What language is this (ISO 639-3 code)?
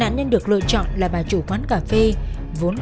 vie